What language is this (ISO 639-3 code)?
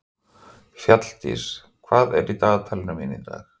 isl